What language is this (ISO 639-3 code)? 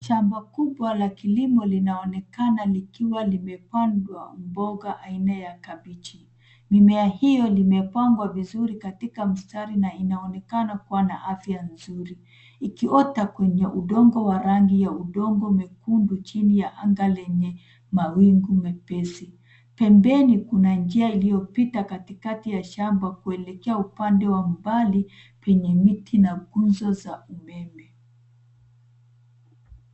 swa